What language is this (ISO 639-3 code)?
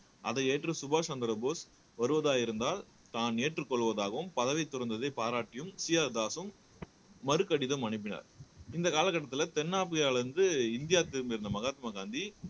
tam